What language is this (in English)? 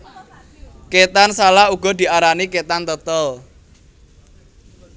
Javanese